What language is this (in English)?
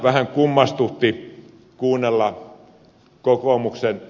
Finnish